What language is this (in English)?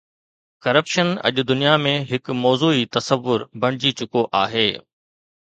Sindhi